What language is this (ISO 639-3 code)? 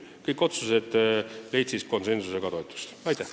est